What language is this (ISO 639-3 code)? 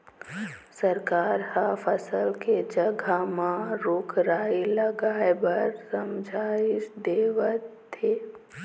hne